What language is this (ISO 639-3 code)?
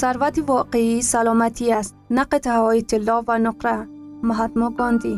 fas